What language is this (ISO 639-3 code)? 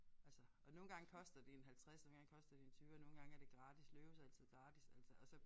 dan